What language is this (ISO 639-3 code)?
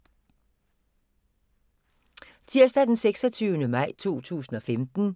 dan